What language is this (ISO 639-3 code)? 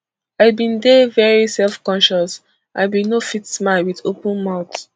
pcm